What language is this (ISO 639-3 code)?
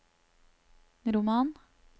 nor